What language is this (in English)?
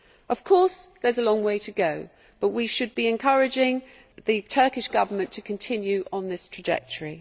English